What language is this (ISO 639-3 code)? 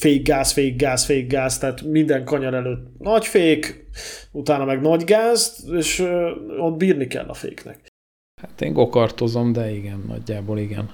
hun